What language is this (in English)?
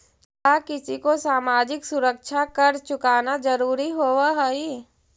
Magahi